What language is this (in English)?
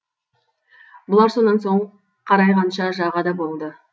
Kazakh